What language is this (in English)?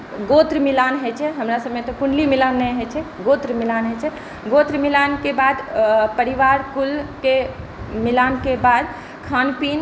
Maithili